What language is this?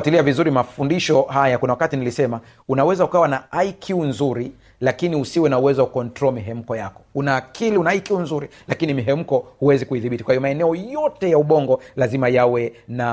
Swahili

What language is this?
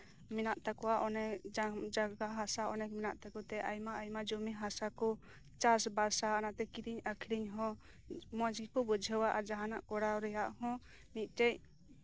Santali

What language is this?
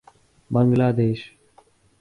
Urdu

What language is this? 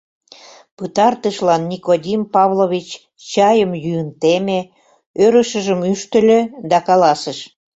Mari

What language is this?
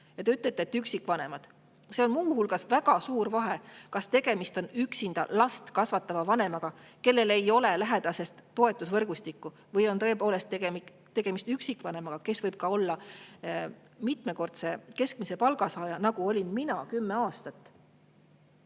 Estonian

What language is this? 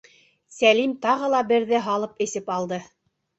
Bashkir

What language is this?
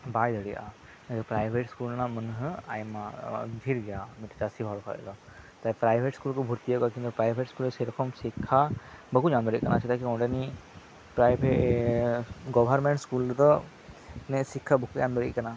Santali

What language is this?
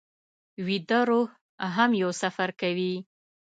Pashto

